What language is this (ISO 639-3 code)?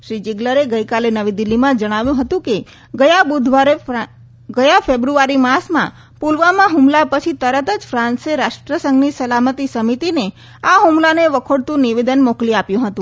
guj